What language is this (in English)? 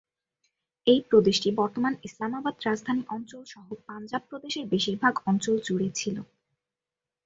Bangla